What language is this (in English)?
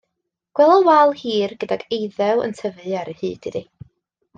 Welsh